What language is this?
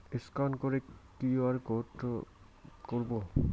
Bangla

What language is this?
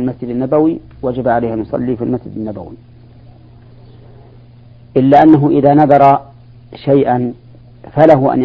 Arabic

